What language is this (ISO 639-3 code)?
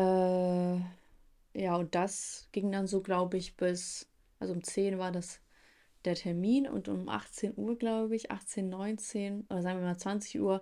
deu